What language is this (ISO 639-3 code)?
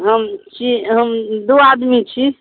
mai